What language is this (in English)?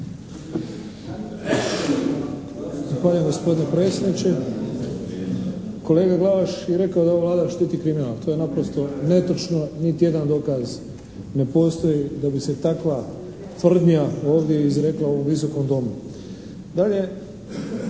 Croatian